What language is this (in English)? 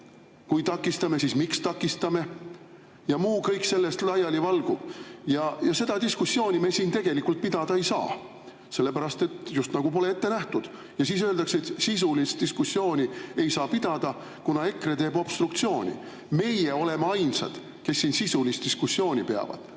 Estonian